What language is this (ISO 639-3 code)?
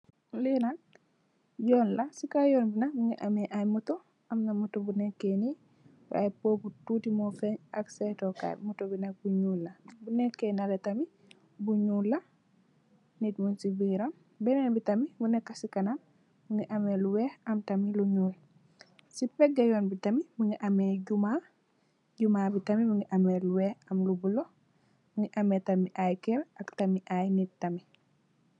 wol